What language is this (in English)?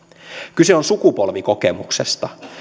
Finnish